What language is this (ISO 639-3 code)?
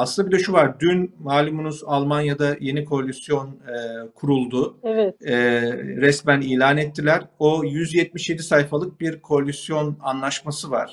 tur